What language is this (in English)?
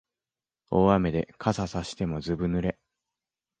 Japanese